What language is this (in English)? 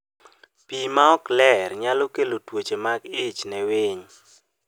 Luo (Kenya and Tanzania)